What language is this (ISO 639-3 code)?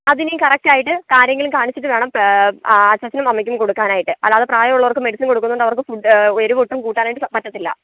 mal